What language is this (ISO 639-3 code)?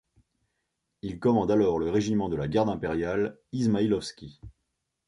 fra